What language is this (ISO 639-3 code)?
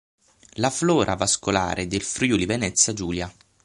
ita